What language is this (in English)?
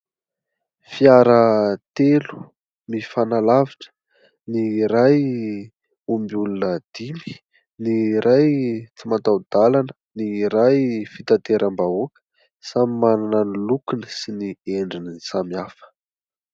Malagasy